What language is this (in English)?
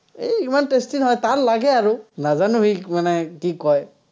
Assamese